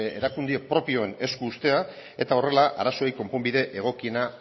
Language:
Basque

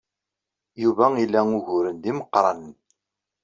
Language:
Kabyle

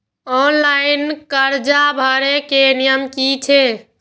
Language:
Maithili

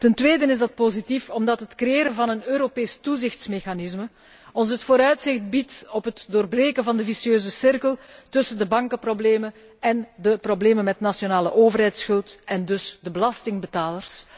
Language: Dutch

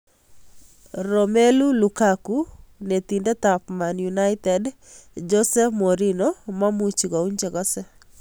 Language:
Kalenjin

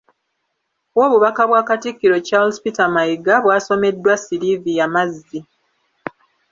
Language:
Ganda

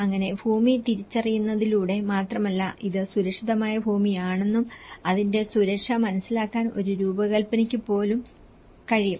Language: Malayalam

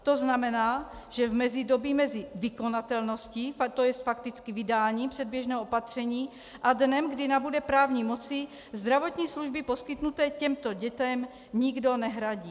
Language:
Czech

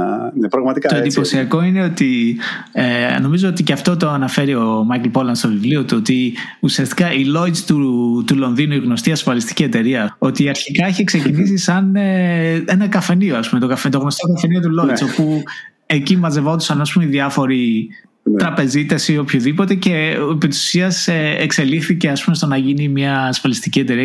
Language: Greek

